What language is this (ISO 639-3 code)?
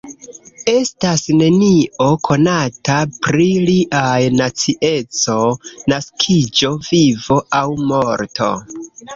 epo